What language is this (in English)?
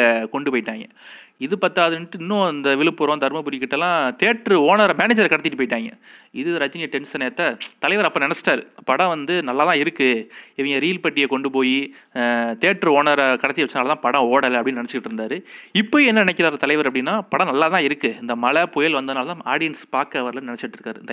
Tamil